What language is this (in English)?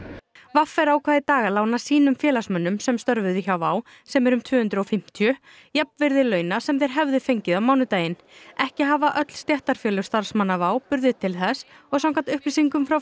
Icelandic